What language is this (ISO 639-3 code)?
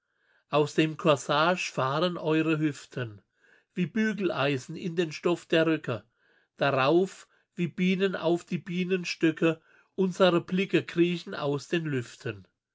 deu